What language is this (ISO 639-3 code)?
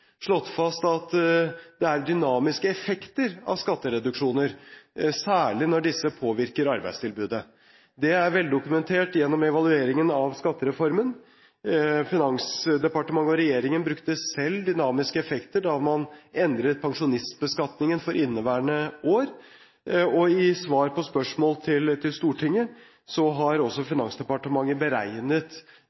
nob